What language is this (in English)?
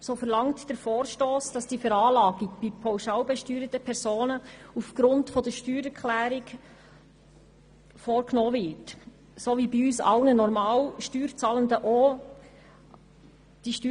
Swiss German